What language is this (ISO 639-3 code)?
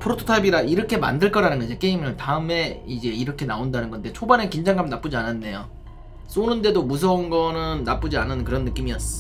kor